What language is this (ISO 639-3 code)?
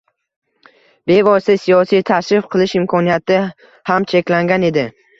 uzb